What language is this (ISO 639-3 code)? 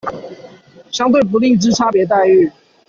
zho